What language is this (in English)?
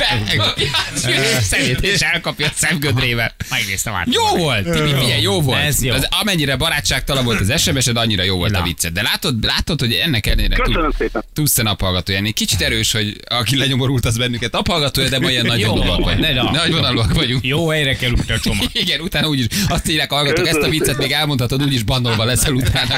Hungarian